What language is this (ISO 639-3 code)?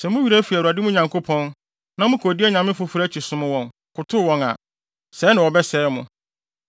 aka